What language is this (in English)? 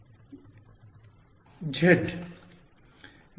Kannada